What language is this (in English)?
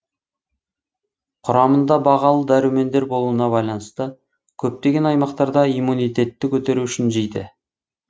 Kazakh